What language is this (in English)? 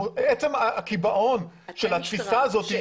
Hebrew